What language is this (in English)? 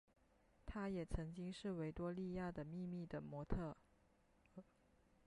Chinese